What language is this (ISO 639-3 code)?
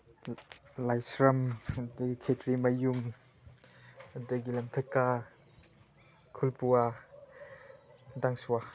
mni